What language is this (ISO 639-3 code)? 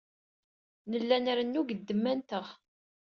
kab